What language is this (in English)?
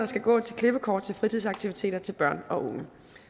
Danish